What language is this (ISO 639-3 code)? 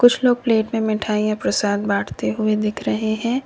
hin